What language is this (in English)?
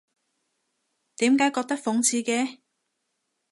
Cantonese